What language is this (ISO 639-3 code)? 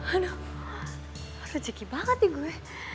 ind